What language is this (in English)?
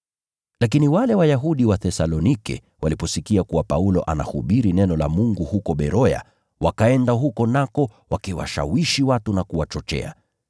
Swahili